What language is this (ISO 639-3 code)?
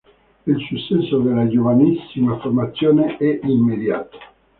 ita